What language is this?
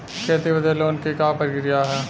Bhojpuri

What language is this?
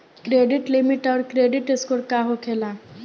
Bhojpuri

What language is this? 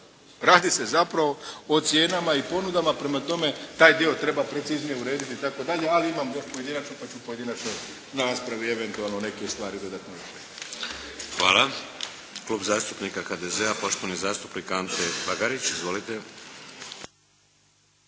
Croatian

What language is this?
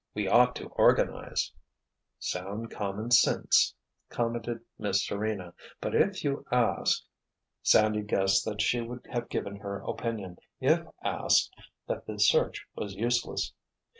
English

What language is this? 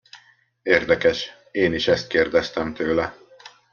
Hungarian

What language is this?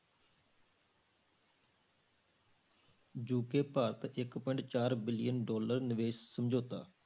Punjabi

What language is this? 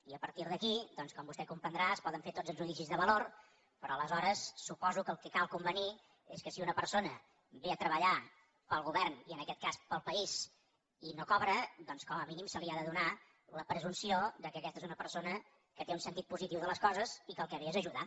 Catalan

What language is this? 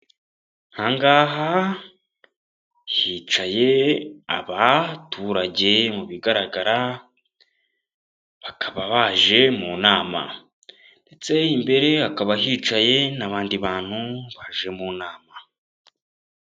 Kinyarwanda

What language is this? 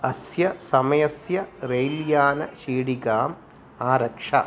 Sanskrit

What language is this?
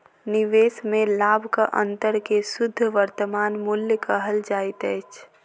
Maithili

